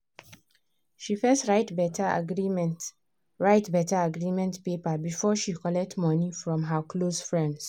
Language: Nigerian Pidgin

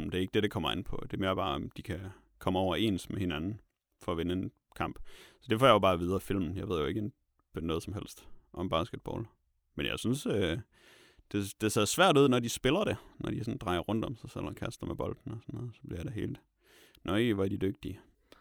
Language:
Danish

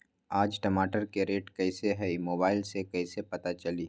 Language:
Magahi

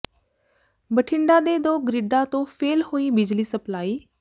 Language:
Punjabi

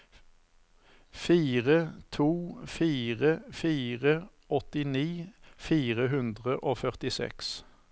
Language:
Norwegian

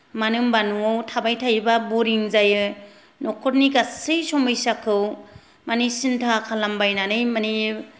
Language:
Bodo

